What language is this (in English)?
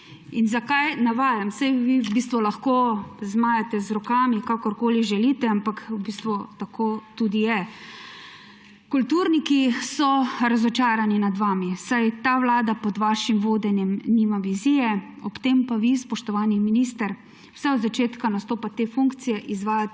Slovenian